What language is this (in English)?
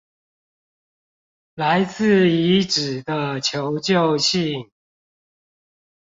Chinese